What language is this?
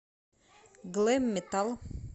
Russian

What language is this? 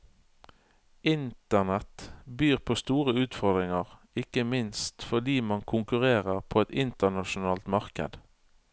Norwegian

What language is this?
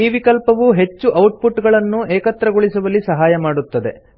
Kannada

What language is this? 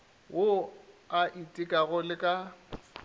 Northern Sotho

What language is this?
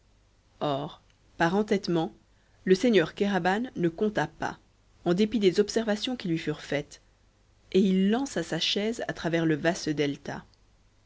French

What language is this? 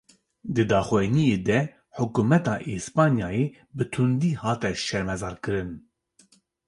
Kurdish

